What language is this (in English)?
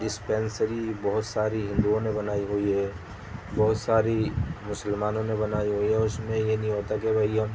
Urdu